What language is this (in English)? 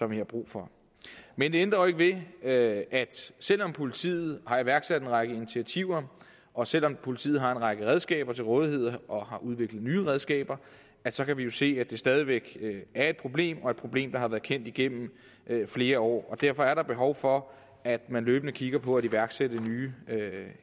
Danish